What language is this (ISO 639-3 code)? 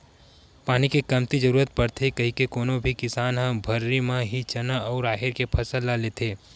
hne